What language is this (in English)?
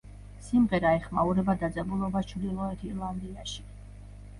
Georgian